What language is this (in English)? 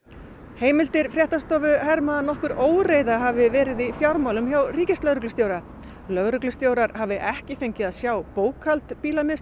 Icelandic